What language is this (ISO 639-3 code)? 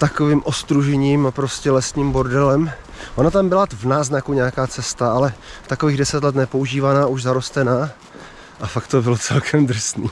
ces